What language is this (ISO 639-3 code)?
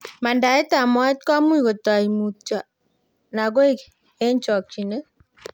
kln